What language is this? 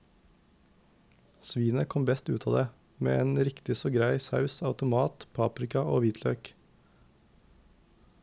Norwegian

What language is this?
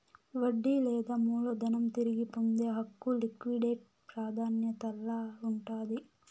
Telugu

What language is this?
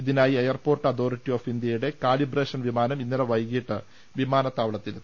Malayalam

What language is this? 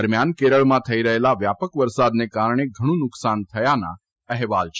Gujarati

